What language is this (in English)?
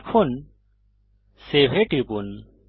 Bangla